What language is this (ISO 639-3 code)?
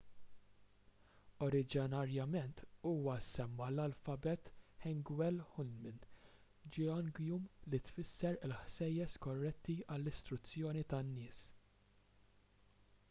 mlt